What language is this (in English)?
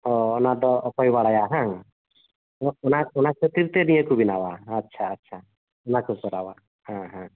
Santali